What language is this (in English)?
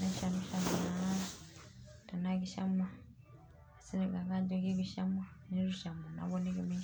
Masai